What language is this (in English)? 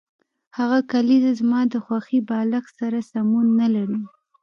Pashto